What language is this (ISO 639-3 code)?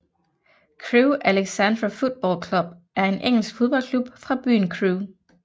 dan